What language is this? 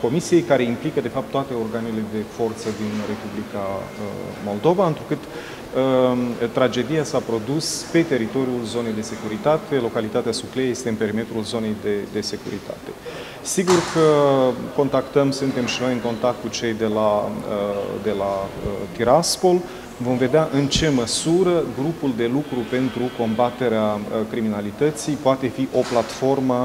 Romanian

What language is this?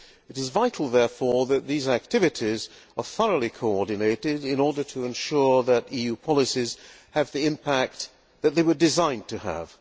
English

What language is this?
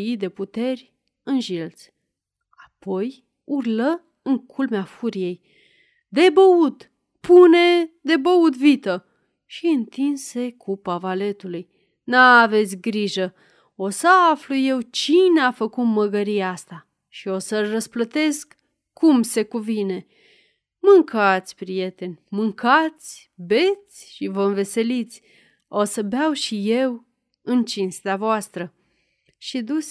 Romanian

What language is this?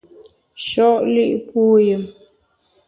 Bamun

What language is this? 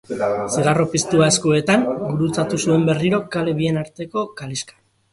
Basque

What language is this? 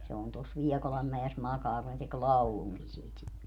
Finnish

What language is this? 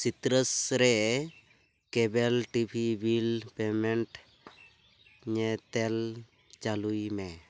Santali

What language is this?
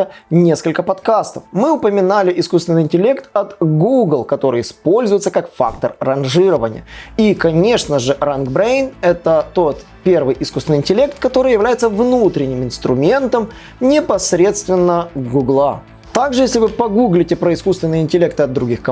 Russian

